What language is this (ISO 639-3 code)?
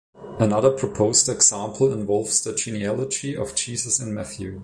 eng